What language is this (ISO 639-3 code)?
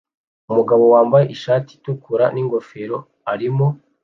kin